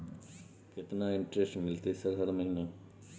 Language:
Maithili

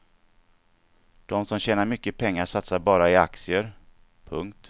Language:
Swedish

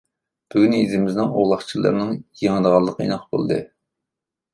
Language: Uyghur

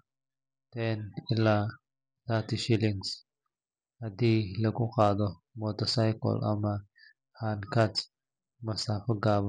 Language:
Somali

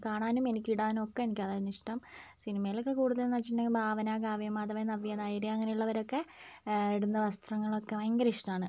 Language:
Malayalam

